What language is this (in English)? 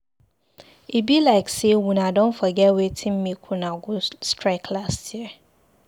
Nigerian Pidgin